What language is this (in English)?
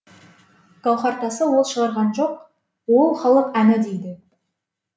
Kazakh